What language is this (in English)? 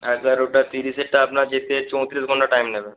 Bangla